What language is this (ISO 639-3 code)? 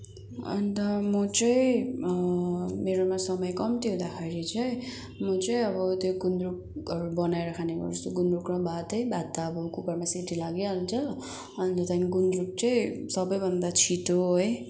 nep